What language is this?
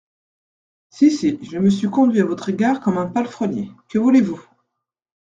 French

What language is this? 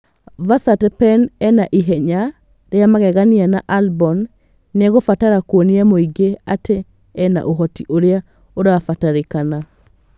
Kikuyu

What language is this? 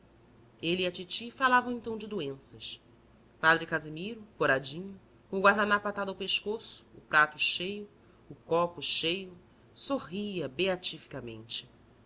Portuguese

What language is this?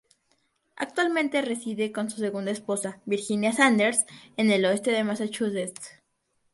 Spanish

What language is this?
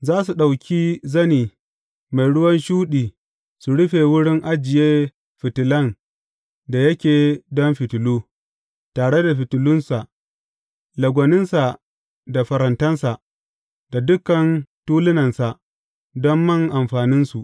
Hausa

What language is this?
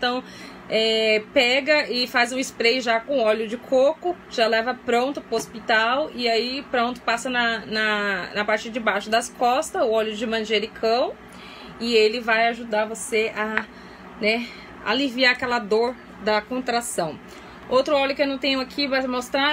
Portuguese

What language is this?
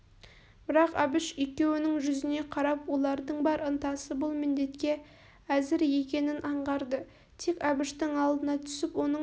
Kazakh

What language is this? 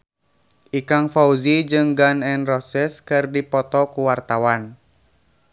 Sundanese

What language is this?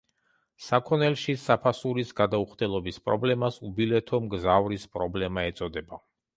Georgian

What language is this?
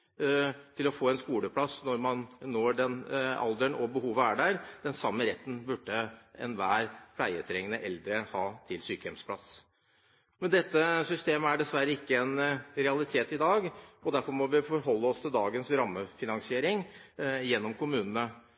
Norwegian Bokmål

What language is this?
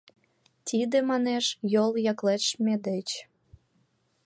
Mari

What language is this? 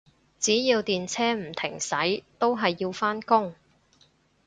Cantonese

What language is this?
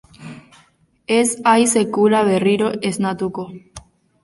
Basque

